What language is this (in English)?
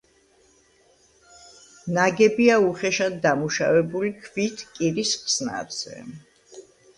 Georgian